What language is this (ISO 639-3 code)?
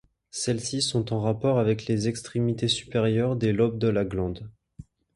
fra